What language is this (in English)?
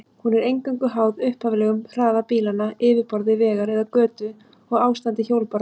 Icelandic